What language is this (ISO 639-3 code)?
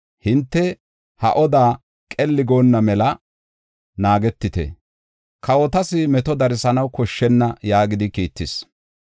gof